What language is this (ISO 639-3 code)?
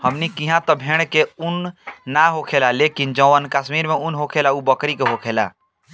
bho